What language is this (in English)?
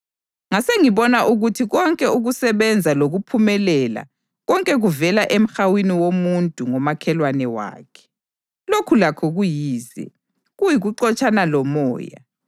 North Ndebele